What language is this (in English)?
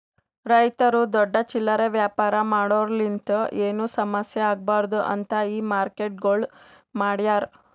Kannada